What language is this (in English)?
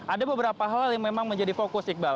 Indonesian